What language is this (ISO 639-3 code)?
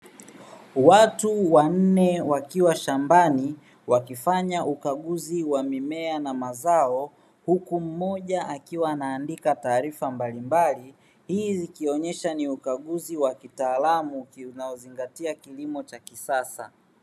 swa